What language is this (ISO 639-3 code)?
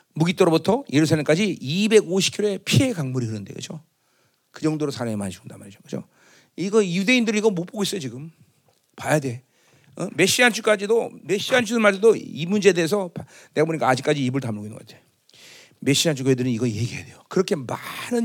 kor